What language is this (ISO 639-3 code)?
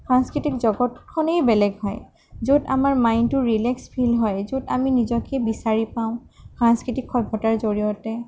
asm